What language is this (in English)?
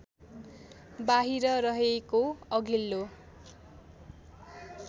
Nepali